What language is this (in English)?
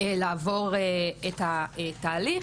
Hebrew